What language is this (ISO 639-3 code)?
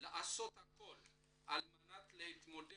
heb